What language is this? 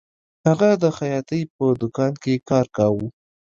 Pashto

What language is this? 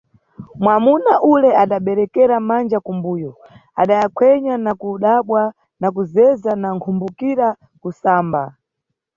Nyungwe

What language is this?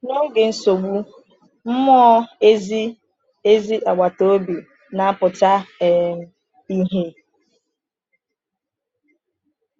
Igbo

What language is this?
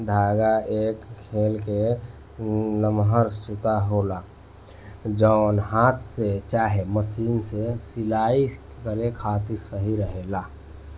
Bhojpuri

